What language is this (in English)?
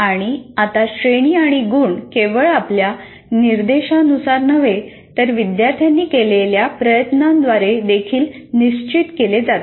Marathi